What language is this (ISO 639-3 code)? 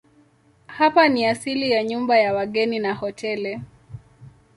swa